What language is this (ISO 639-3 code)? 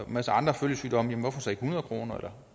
dan